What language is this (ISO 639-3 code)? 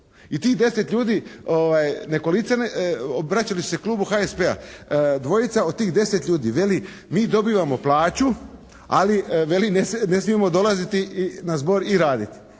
hrv